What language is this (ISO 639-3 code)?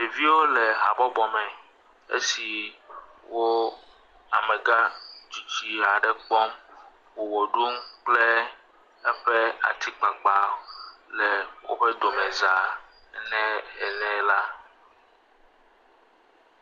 ewe